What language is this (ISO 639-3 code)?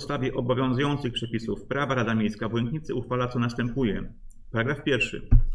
pol